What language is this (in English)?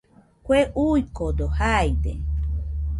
Nüpode Huitoto